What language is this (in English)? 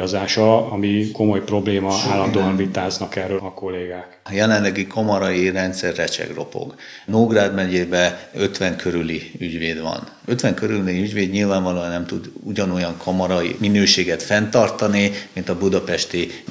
Hungarian